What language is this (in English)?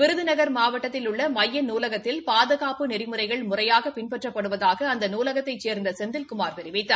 Tamil